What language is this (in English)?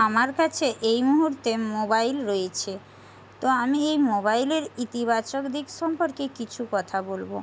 Bangla